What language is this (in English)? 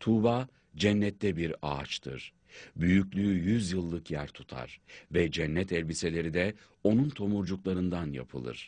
Turkish